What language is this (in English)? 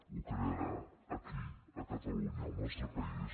Catalan